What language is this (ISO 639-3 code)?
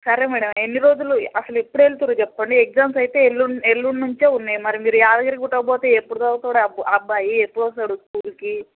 tel